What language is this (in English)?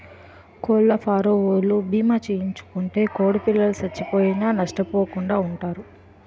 Telugu